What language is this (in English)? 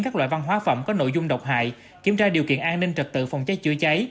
Vietnamese